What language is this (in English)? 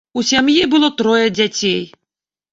Belarusian